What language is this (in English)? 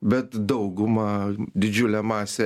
Lithuanian